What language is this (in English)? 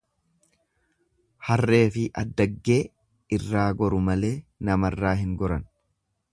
Oromo